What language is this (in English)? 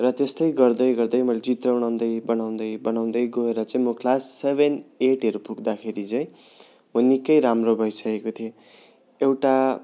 Nepali